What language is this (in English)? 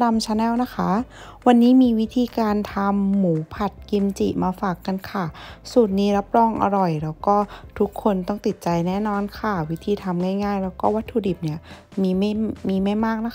Thai